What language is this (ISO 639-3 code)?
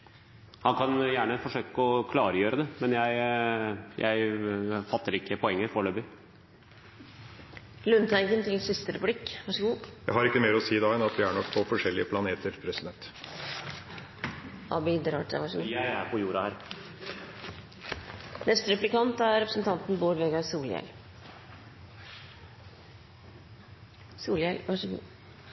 nor